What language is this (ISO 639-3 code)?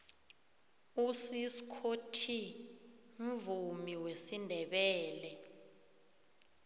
nbl